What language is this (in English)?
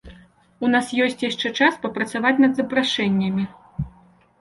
Belarusian